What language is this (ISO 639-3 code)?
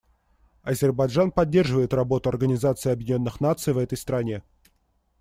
rus